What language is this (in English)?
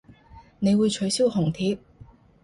Cantonese